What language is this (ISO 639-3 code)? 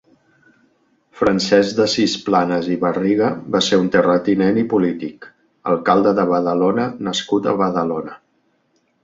cat